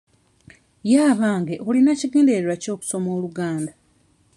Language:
Ganda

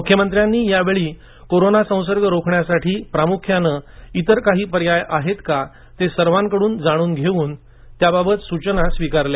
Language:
Marathi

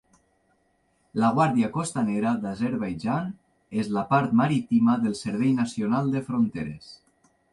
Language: Catalan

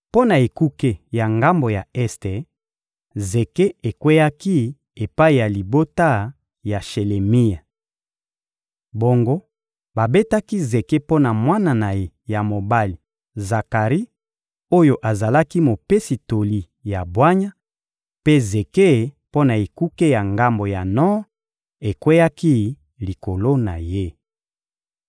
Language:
Lingala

